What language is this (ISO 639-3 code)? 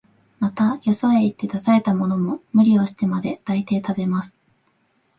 jpn